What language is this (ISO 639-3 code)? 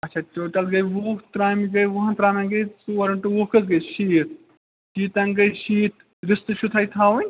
kas